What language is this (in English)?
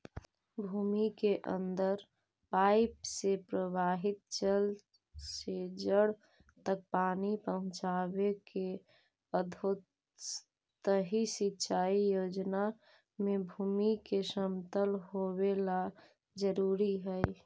Magahi